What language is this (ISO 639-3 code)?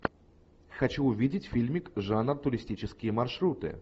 rus